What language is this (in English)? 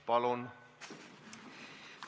Estonian